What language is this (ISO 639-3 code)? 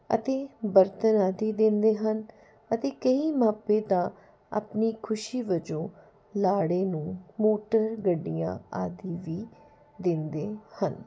pan